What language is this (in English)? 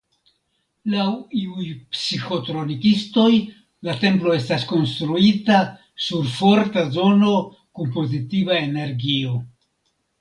Esperanto